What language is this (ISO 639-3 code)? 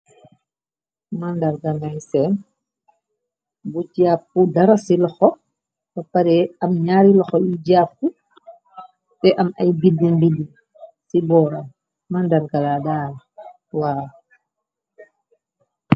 wol